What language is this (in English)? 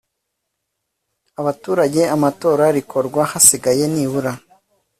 Kinyarwanda